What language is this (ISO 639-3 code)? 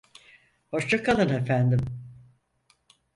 tur